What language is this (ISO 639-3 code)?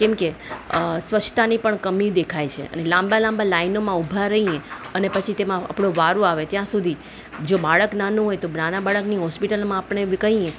guj